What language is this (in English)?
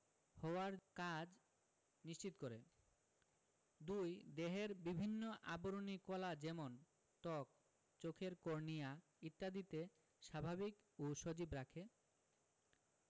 Bangla